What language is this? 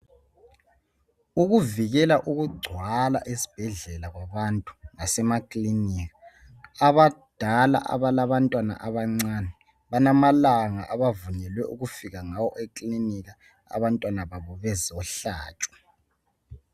North Ndebele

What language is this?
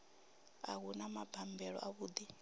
Venda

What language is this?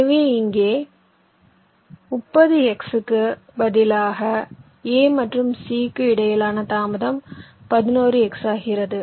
Tamil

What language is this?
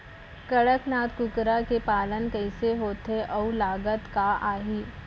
Chhattisgarhi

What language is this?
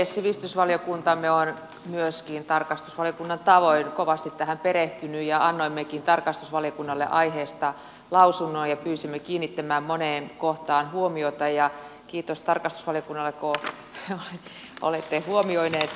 Finnish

